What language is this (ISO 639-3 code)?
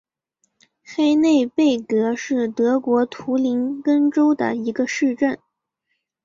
zho